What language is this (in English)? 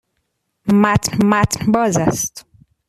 Persian